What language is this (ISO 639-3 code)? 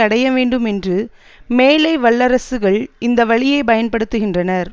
tam